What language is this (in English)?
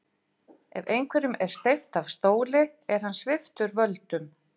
Icelandic